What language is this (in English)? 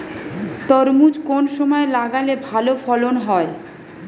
Bangla